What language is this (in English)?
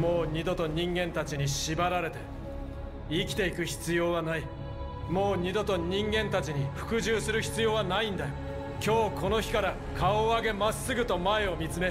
Japanese